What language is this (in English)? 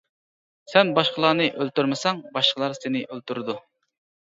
Uyghur